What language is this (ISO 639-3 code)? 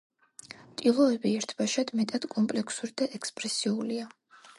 kat